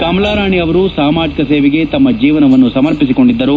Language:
Kannada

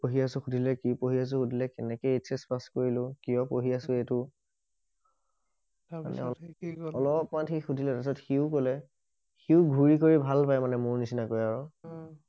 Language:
Assamese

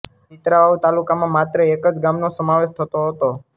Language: Gujarati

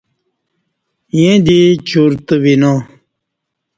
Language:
Kati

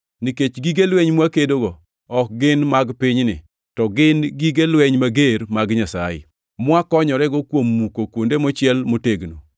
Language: Luo (Kenya and Tanzania)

